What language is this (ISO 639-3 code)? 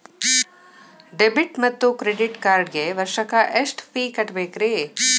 kan